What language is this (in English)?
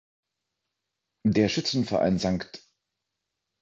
German